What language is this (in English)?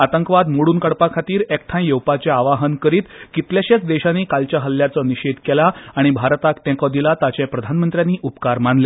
Konkani